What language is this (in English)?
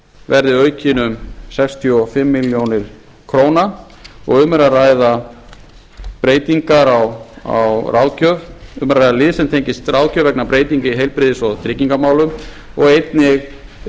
Icelandic